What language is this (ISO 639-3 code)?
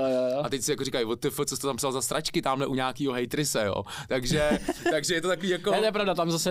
ces